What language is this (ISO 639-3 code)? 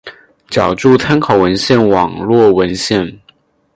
zho